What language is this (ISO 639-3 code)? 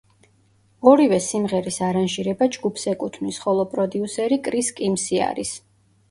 kat